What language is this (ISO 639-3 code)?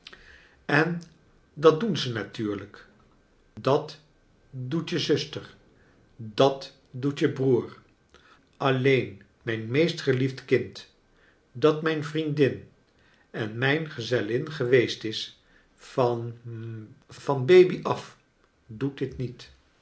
nld